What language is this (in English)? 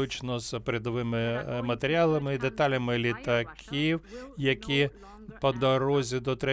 Ukrainian